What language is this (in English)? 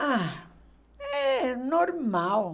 Portuguese